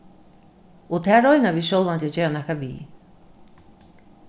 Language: Faroese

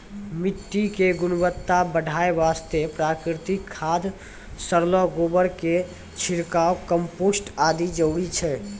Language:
Maithili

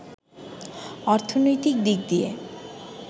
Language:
Bangla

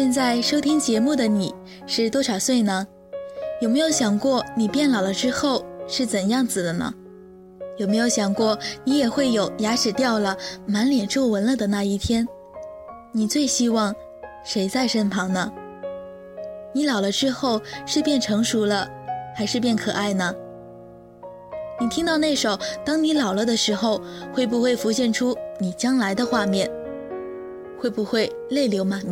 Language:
Chinese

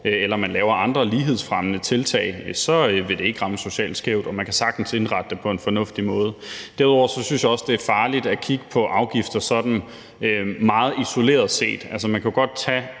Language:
Danish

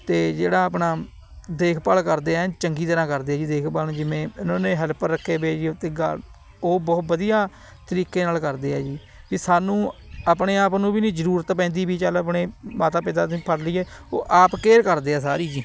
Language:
Punjabi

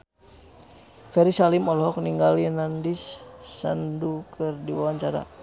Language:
Sundanese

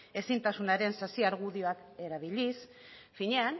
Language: Basque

